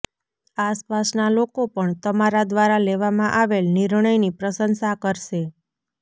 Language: Gujarati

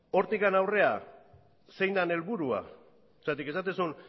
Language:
Basque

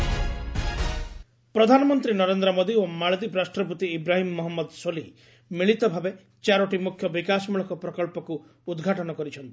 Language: Odia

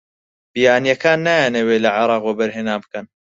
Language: Central Kurdish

